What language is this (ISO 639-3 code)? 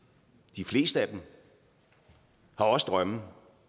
dan